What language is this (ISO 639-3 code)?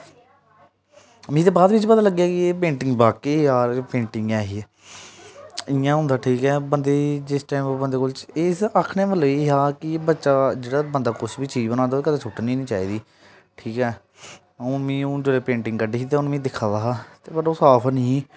doi